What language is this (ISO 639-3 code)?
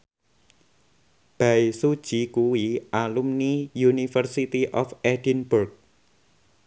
jav